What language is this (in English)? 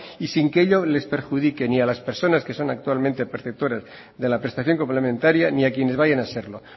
Spanish